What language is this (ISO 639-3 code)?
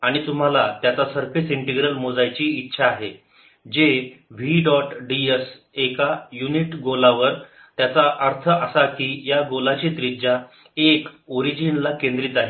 mar